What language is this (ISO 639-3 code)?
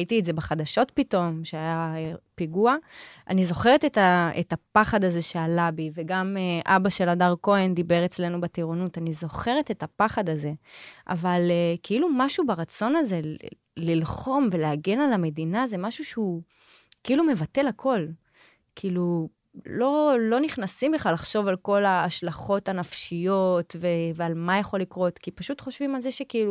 heb